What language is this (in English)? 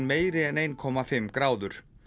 Icelandic